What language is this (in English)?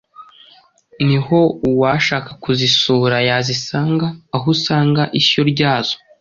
Kinyarwanda